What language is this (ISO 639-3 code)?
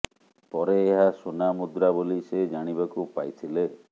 ori